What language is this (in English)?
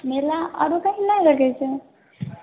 Maithili